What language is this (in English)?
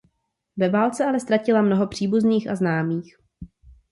Czech